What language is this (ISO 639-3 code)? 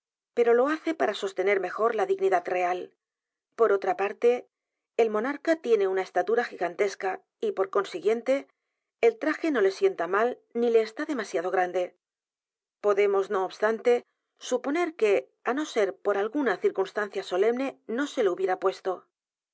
spa